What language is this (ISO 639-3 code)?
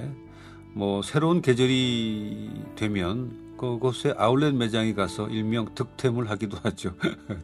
kor